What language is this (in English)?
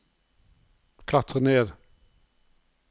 Norwegian